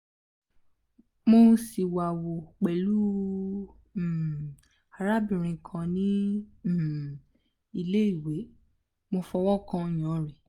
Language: Yoruba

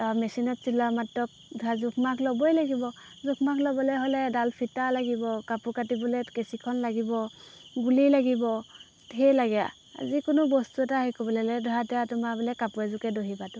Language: Assamese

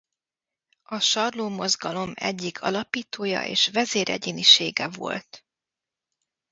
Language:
Hungarian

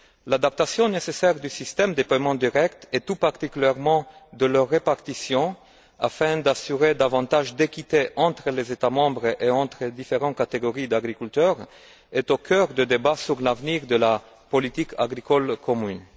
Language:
French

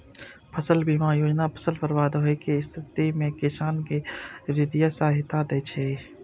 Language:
Maithili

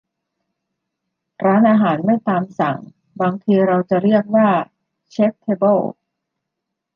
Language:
Thai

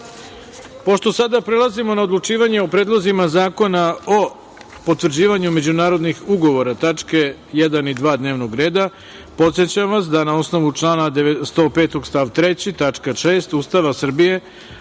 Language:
Serbian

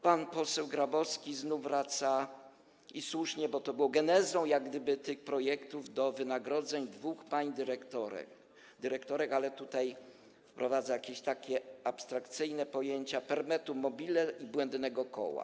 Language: Polish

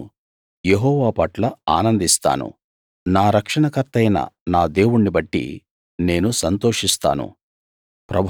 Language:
Telugu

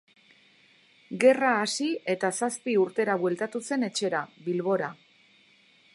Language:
Basque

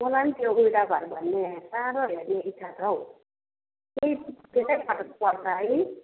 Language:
Nepali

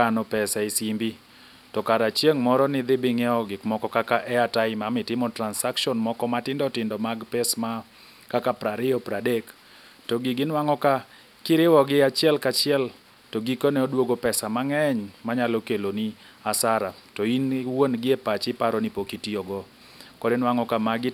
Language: Luo (Kenya and Tanzania)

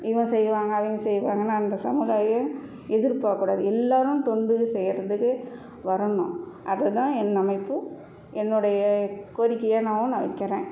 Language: Tamil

